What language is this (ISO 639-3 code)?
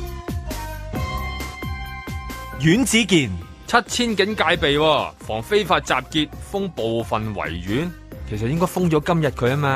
zho